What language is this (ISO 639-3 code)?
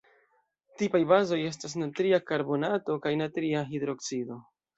epo